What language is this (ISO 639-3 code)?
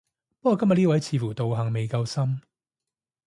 yue